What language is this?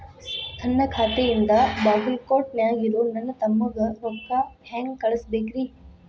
Kannada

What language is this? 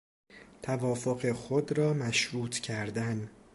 Persian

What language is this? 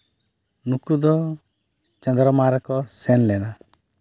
Santali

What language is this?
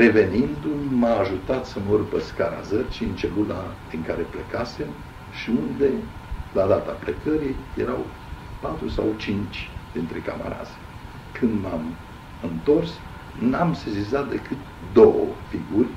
Romanian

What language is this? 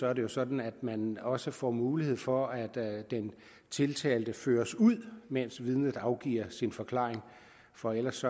Danish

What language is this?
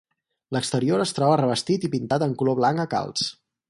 Catalan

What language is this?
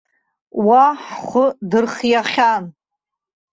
Abkhazian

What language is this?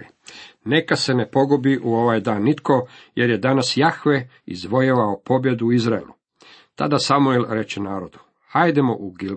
Croatian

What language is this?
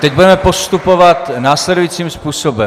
Czech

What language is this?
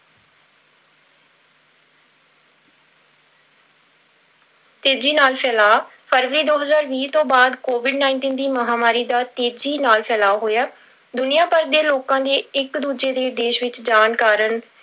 Punjabi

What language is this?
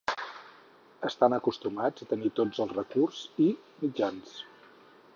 Catalan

